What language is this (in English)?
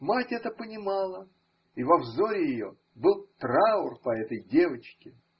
Russian